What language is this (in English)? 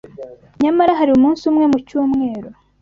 Kinyarwanda